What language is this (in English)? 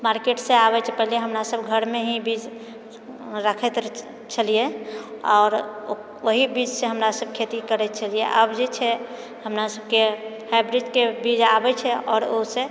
Maithili